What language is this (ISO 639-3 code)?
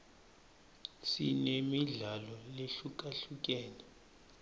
ssw